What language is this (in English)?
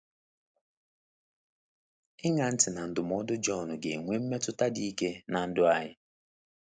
Igbo